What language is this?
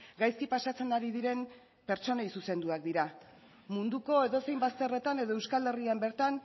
Basque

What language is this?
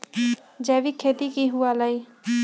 Magahi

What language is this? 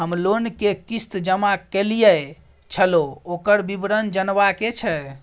Maithili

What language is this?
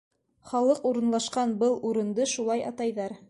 Bashkir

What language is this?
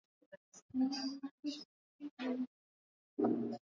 Swahili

